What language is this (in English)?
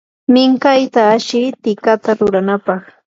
Yanahuanca Pasco Quechua